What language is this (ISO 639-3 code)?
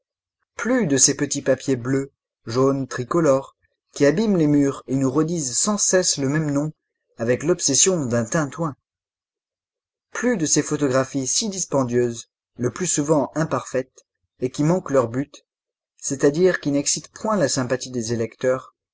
fra